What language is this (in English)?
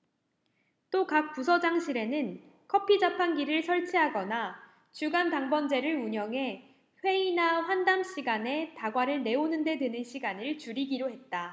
Korean